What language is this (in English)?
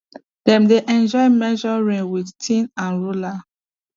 Nigerian Pidgin